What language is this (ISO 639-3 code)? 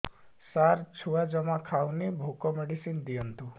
ori